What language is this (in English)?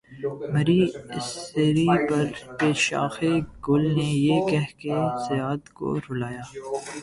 Urdu